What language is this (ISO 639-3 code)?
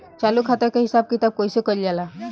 bho